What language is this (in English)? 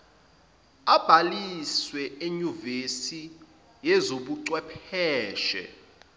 Zulu